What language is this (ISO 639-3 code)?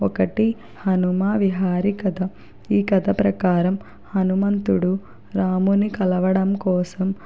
tel